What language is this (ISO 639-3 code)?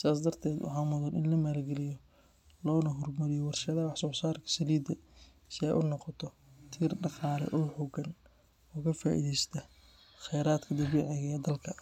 som